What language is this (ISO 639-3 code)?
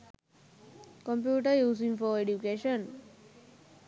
sin